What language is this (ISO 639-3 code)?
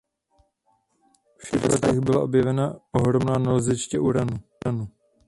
ces